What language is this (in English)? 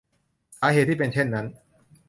Thai